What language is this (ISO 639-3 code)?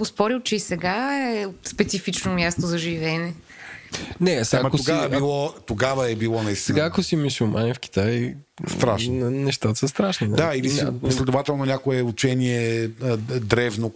bul